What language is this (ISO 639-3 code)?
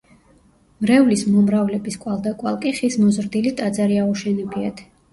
kat